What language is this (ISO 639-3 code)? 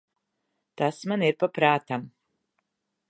lav